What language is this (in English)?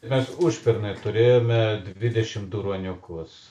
Lithuanian